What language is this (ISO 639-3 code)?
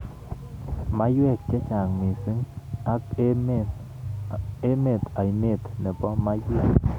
kln